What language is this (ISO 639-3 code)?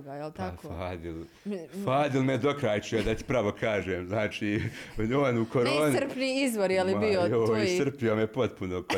hrv